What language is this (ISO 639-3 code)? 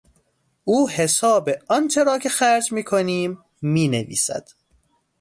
fas